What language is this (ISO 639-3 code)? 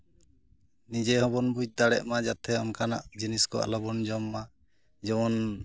sat